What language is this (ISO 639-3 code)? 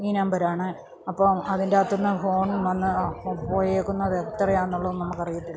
mal